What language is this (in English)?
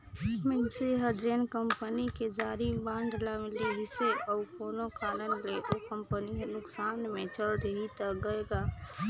Chhattisgarhi